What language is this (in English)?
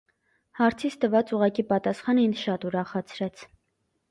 Armenian